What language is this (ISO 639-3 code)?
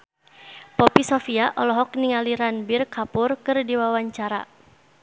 sun